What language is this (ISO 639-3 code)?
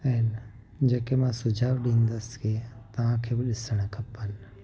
snd